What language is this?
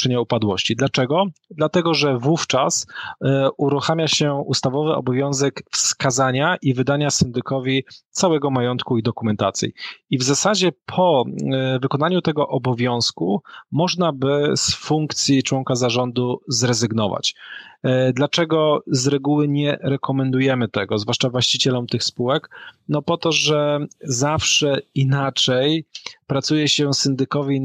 Polish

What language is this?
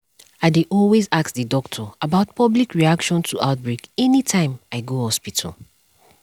Nigerian Pidgin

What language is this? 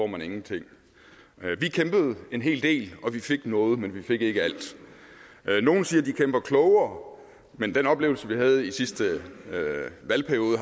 Danish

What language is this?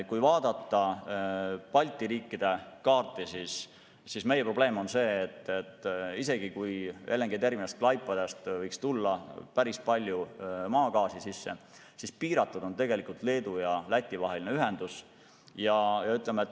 Estonian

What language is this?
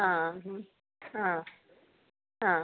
Malayalam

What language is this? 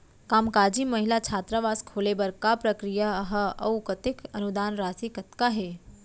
Chhattisgarhi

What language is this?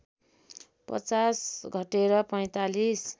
Nepali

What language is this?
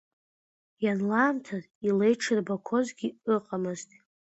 Abkhazian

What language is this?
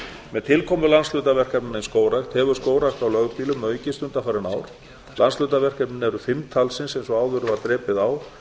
Icelandic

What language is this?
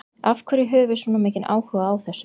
Icelandic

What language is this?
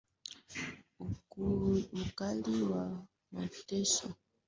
Swahili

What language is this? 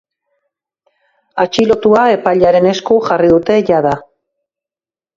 Basque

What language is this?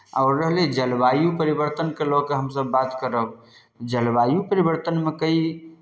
Maithili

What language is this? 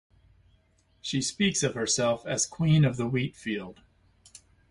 English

